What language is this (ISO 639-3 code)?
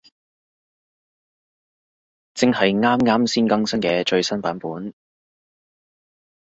yue